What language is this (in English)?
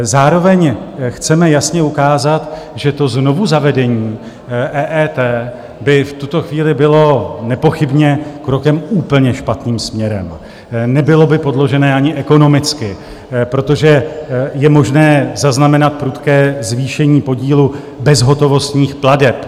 Czech